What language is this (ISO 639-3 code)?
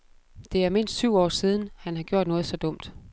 dan